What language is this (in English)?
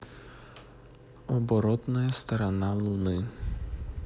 Russian